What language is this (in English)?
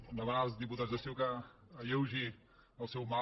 Catalan